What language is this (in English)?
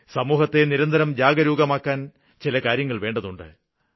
Malayalam